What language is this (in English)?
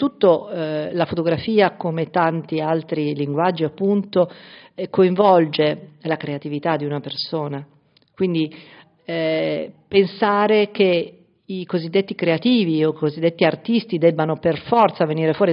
Italian